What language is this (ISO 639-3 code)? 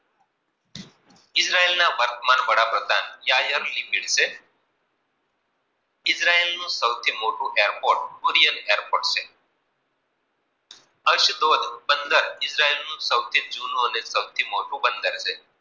guj